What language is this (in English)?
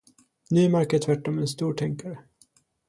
Swedish